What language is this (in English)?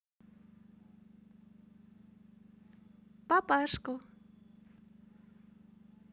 Russian